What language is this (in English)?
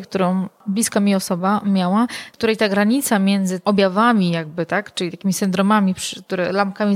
Polish